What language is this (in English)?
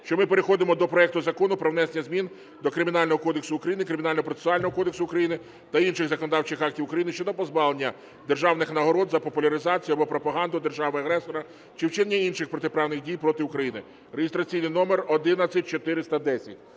Ukrainian